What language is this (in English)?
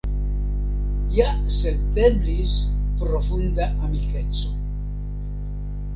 Esperanto